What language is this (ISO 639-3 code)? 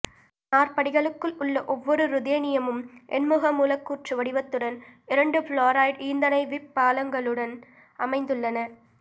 tam